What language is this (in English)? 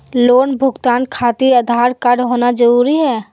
Magahi